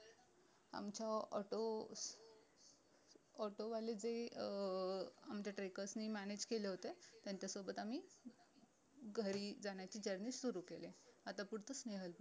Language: Marathi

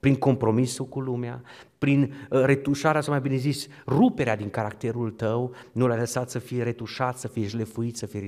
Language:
Romanian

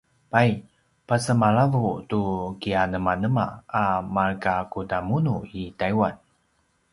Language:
Paiwan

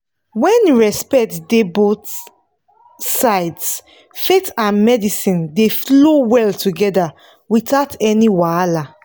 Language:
Nigerian Pidgin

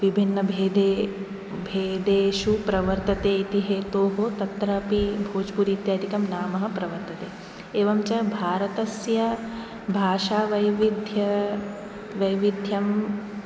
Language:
Sanskrit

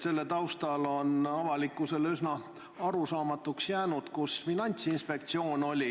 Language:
Estonian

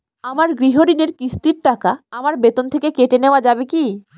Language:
Bangla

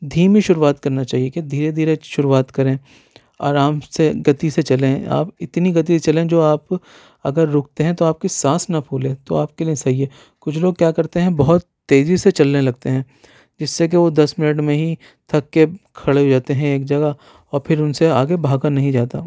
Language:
Urdu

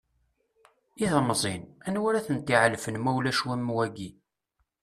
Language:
Kabyle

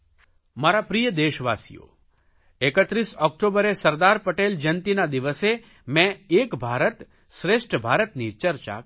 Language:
Gujarati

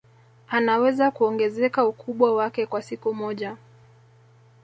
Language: Swahili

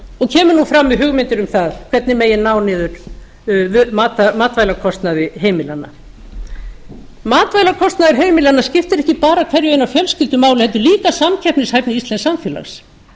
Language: Icelandic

